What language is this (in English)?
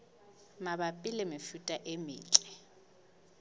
Southern Sotho